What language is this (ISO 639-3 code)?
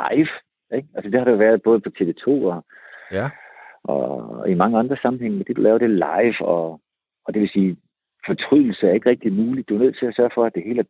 dan